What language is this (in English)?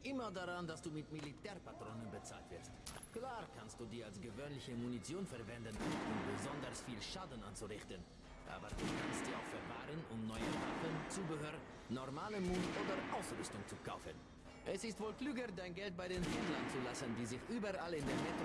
German